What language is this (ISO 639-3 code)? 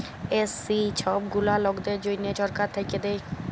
ben